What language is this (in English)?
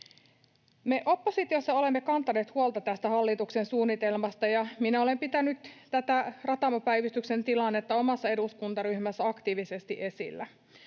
Finnish